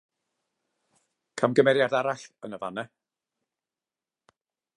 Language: Welsh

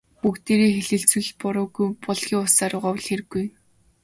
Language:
Mongolian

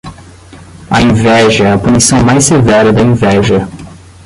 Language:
Portuguese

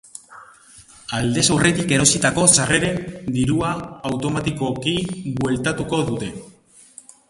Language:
Basque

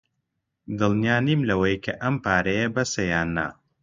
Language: Central Kurdish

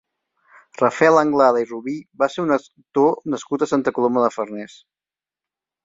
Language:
Catalan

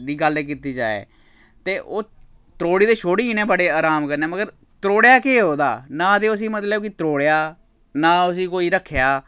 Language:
Dogri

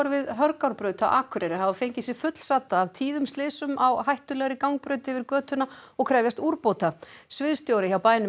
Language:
Icelandic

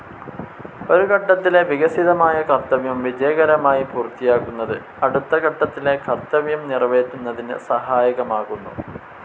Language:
Malayalam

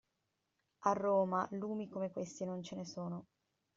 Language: Italian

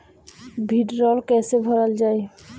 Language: Bhojpuri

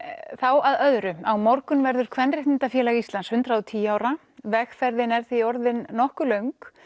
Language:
Icelandic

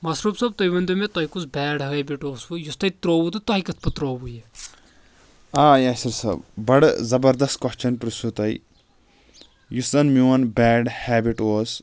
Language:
Kashmiri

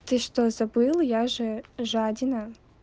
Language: Russian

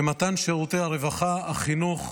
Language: Hebrew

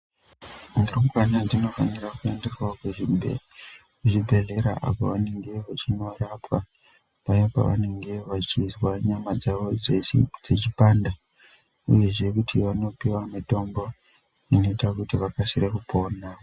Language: Ndau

